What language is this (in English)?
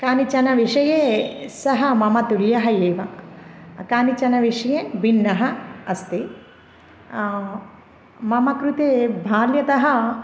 Sanskrit